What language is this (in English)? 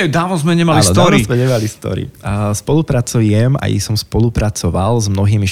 Slovak